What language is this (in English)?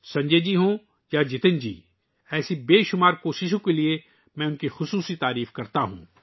Urdu